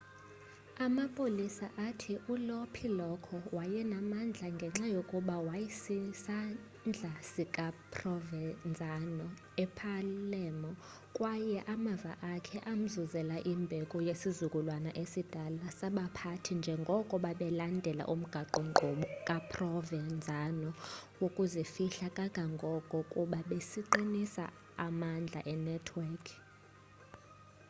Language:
Xhosa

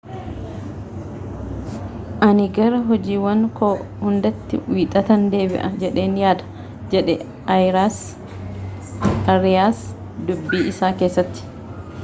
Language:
Oromo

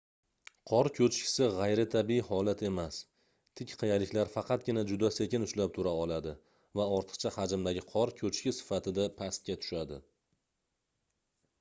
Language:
Uzbek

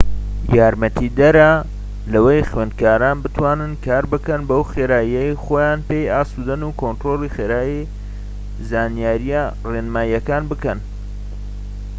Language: Central Kurdish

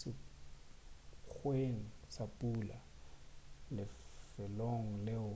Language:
Northern Sotho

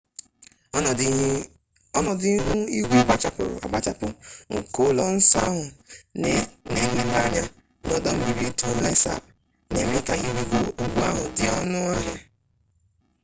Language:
Igbo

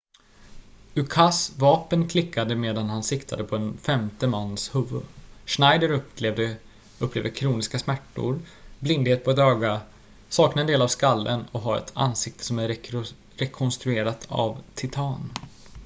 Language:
Swedish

